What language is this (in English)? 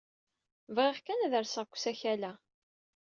Kabyle